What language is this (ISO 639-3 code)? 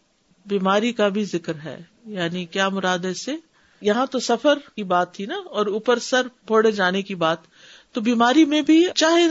urd